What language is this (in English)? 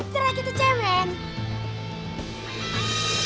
Indonesian